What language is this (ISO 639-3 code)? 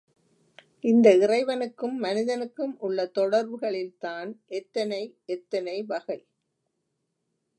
tam